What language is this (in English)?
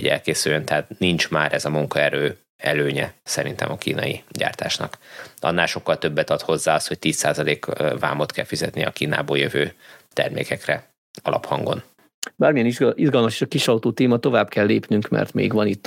Hungarian